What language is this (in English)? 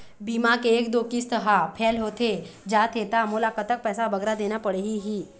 Chhattisgarhi